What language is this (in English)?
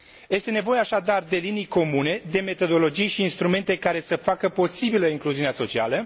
Romanian